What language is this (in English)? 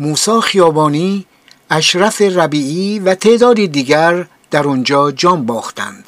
Persian